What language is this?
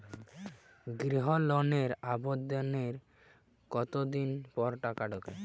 Bangla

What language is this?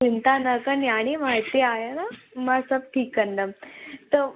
Sindhi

